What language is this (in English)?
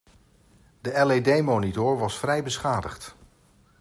Dutch